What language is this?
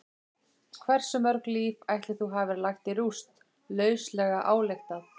Icelandic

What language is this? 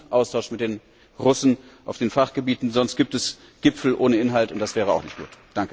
German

